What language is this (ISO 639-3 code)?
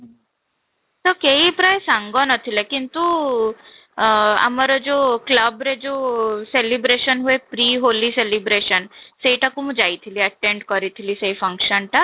ori